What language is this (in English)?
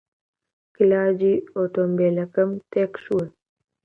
Central Kurdish